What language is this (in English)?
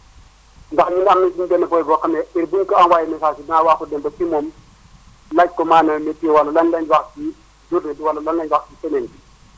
Wolof